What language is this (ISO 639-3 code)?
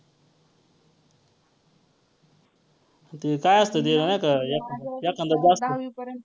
mar